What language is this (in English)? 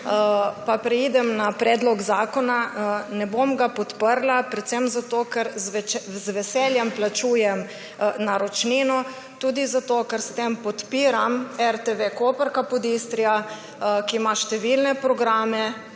Slovenian